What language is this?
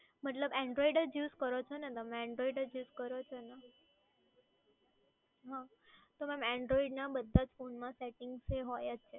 Gujarati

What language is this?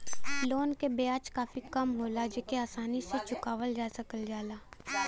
Bhojpuri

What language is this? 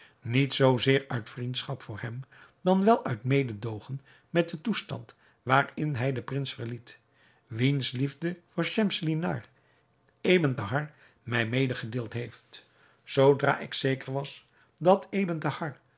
Dutch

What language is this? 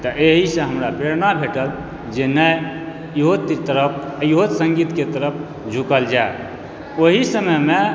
Maithili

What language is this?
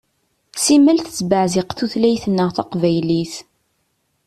Kabyle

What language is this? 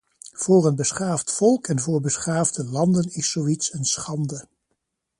Dutch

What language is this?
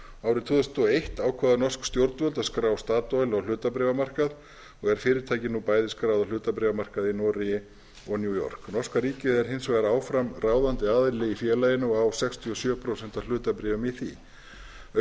Icelandic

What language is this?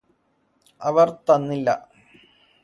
Malayalam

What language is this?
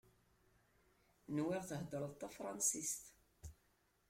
Kabyle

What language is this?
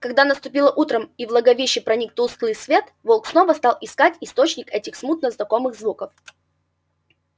Russian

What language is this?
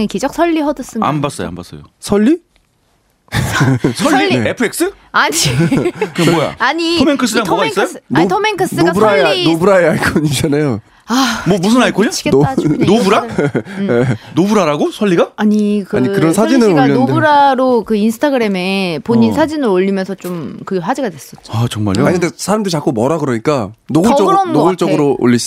Korean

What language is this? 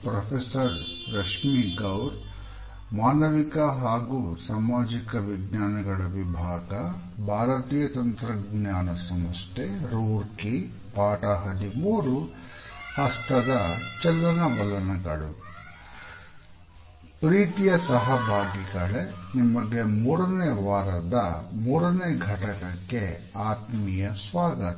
Kannada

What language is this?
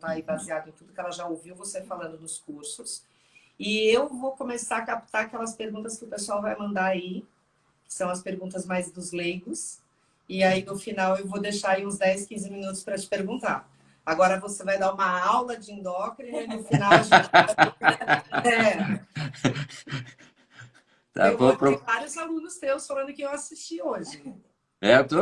Portuguese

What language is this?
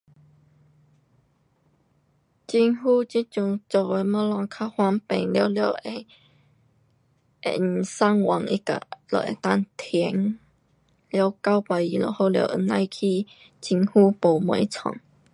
Pu-Xian Chinese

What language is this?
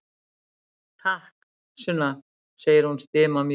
Icelandic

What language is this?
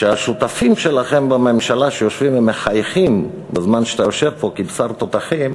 Hebrew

